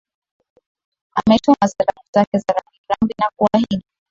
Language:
Swahili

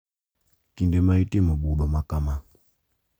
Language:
Luo (Kenya and Tanzania)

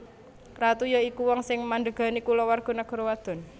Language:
Javanese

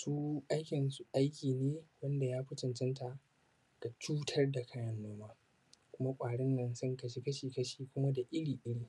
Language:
Hausa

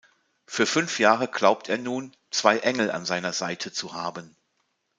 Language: German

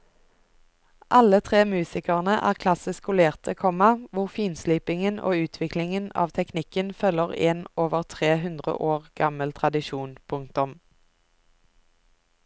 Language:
Norwegian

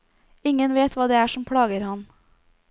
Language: Norwegian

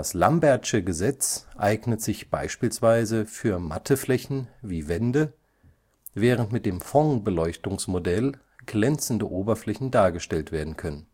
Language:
German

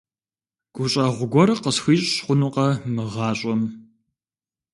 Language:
Kabardian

